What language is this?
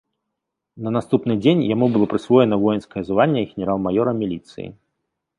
Belarusian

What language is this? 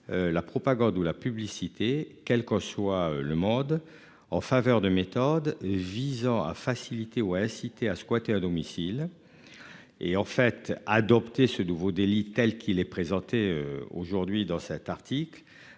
French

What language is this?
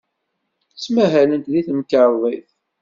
Kabyle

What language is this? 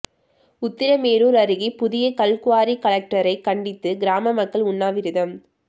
Tamil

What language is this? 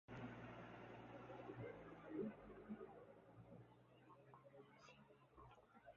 Uzbek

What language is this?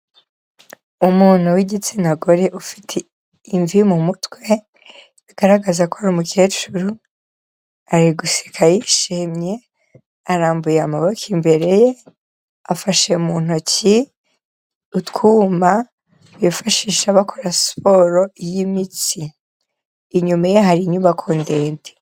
Kinyarwanda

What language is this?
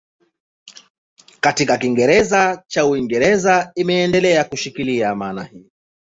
Swahili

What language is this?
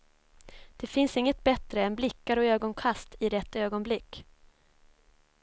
Swedish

